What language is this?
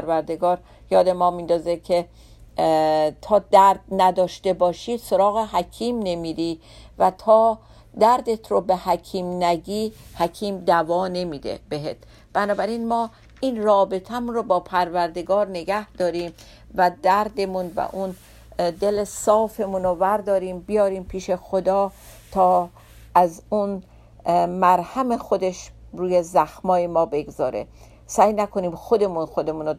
Persian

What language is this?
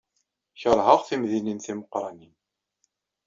Kabyle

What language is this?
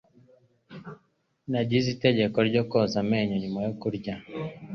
Kinyarwanda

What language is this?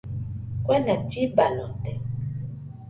Nüpode Huitoto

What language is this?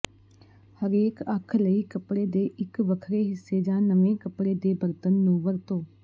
Punjabi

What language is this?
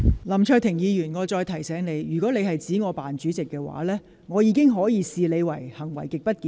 Cantonese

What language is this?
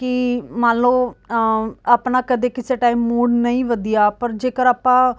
Punjabi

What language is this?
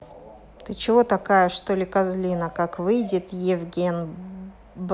Russian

